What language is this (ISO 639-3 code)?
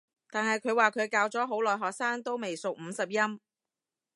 yue